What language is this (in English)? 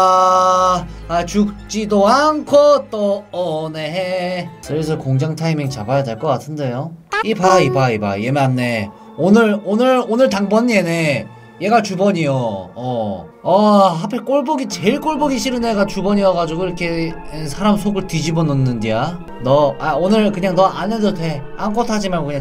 Korean